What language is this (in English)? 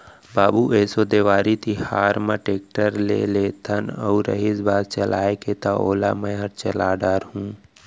Chhattisgarhi